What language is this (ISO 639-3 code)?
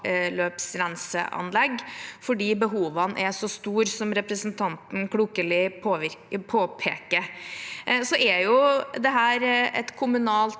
nor